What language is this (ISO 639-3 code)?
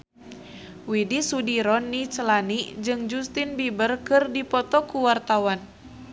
sun